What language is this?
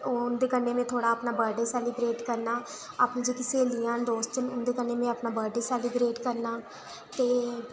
Dogri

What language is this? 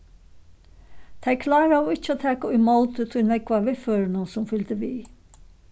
Faroese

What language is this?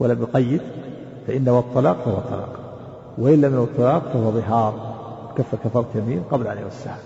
Arabic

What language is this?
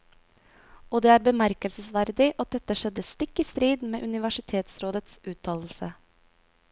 Norwegian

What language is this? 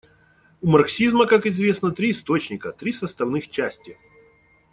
Russian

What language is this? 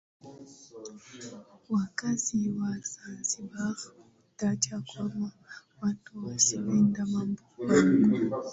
Swahili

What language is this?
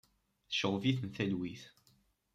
Kabyle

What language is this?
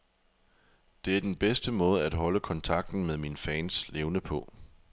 Danish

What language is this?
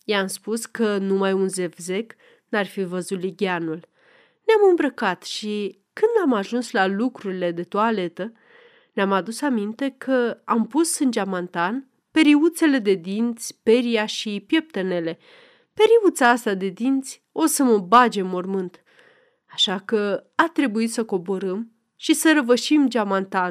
Romanian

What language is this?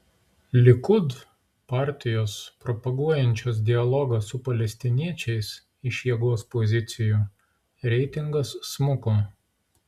Lithuanian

